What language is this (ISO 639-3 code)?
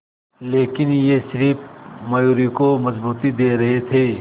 hin